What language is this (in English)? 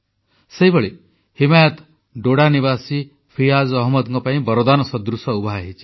Odia